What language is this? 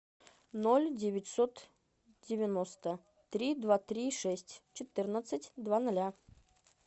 Russian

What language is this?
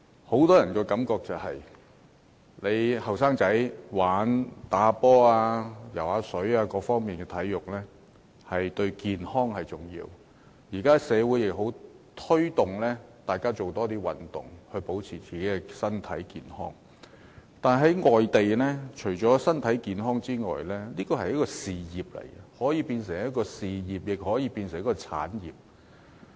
Cantonese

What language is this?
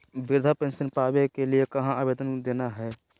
Magahi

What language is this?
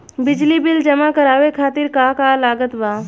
Bhojpuri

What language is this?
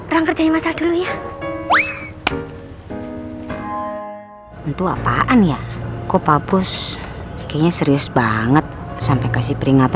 Indonesian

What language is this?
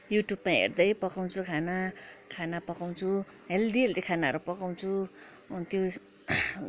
Nepali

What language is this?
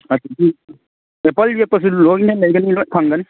Manipuri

